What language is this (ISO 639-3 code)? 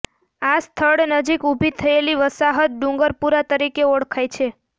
guj